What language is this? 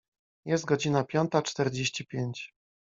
Polish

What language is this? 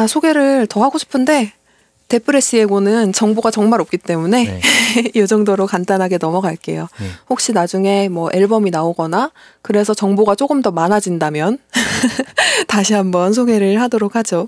Korean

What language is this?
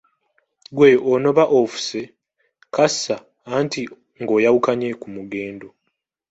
Ganda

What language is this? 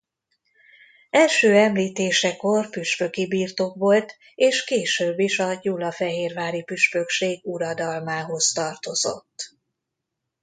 Hungarian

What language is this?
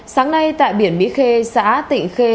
Vietnamese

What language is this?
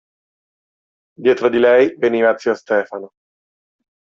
Italian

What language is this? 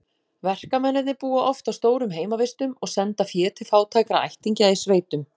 Icelandic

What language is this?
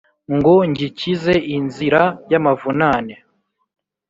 Kinyarwanda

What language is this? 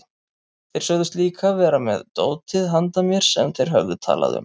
Icelandic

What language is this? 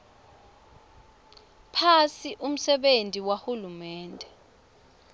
Swati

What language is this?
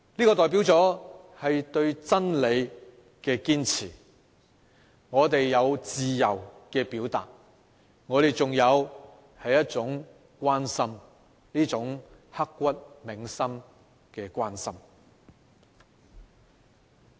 Cantonese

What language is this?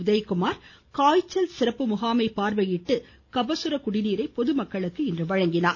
Tamil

